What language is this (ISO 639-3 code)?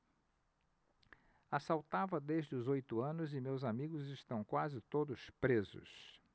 por